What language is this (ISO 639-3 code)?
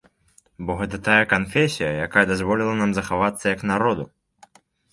bel